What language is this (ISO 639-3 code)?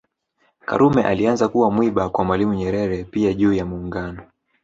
swa